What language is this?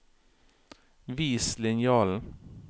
Norwegian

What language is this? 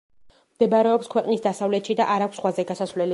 Georgian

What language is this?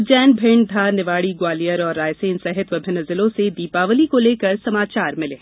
Hindi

